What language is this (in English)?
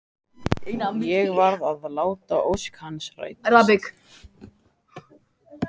Icelandic